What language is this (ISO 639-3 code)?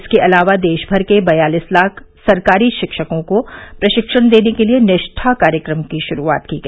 hin